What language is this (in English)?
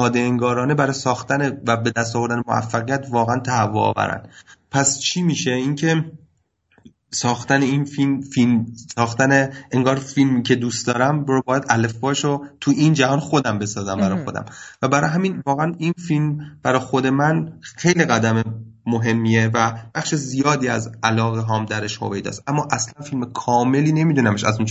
Persian